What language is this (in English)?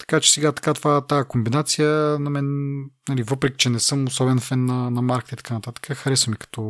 Bulgarian